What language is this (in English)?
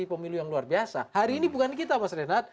Indonesian